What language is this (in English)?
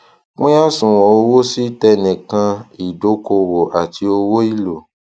Yoruba